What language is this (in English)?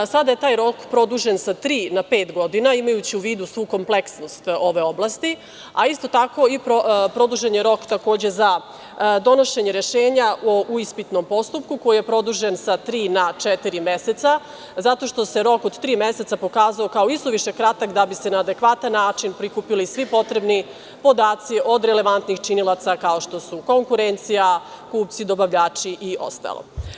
Serbian